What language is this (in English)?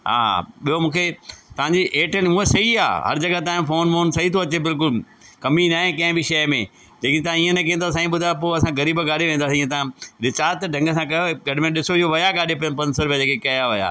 Sindhi